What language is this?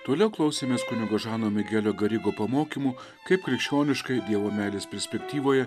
Lithuanian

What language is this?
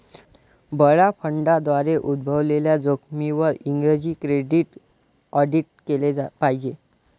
Marathi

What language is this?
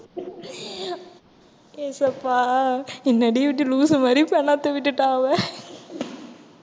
Tamil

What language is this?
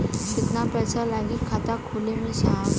Bhojpuri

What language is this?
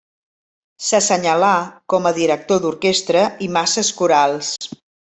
Catalan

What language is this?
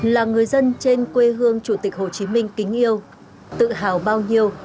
Vietnamese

